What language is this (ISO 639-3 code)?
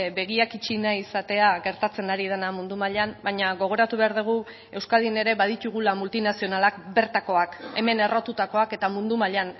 eus